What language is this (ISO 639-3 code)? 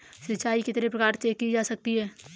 hin